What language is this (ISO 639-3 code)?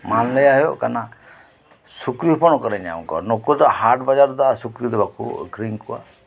sat